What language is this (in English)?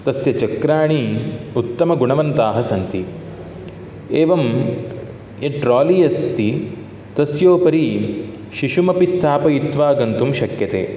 Sanskrit